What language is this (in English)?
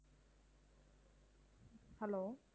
Tamil